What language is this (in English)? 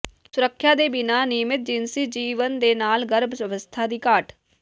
Punjabi